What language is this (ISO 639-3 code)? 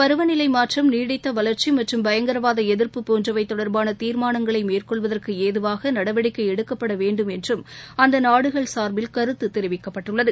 tam